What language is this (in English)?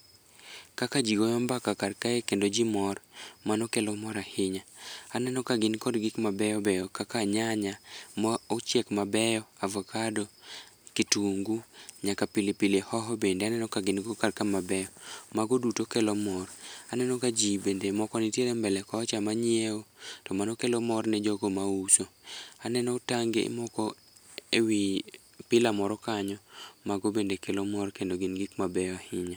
Luo (Kenya and Tanzania)